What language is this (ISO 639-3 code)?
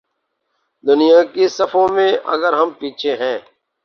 urd